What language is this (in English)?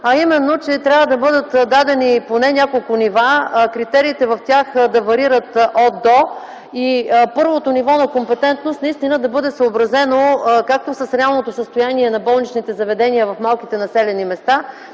Bulgarian